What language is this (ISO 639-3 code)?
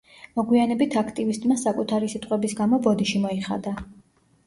kat